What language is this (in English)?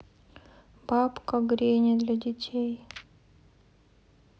Russian